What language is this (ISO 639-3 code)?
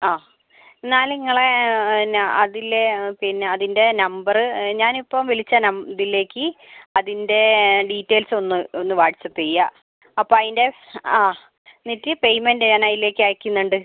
mal